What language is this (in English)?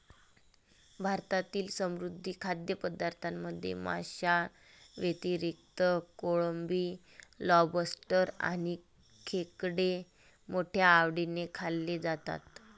Marathi